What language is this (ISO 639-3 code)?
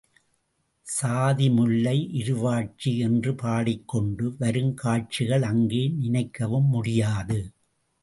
tam